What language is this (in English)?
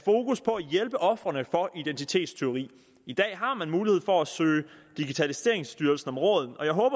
Danish